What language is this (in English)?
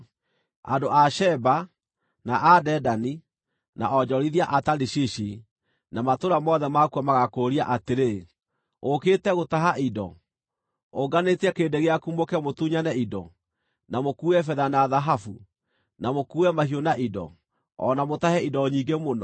Kikuyu